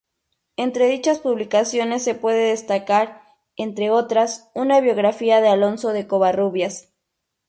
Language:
Spanish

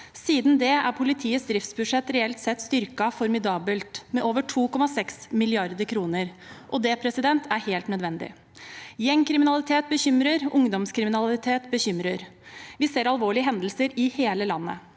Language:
Norwegian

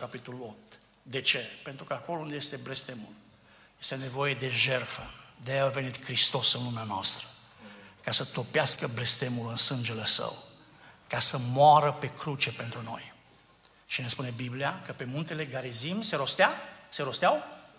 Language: Romanian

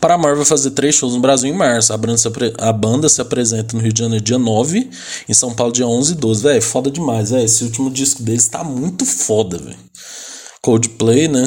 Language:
Portuguese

